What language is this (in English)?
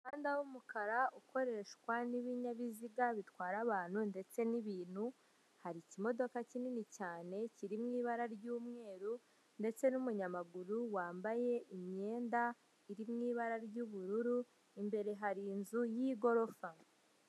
Kinyarwanda